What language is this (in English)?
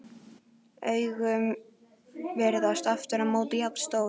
Icelandic